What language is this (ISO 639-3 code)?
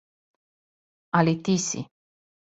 srp